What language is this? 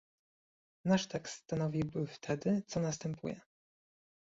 Polish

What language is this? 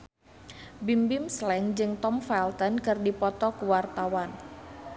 Sundanese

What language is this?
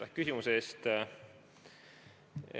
Estonian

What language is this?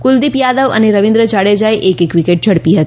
Gujarati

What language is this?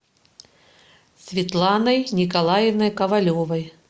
Russian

